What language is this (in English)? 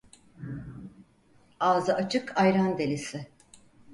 Turkish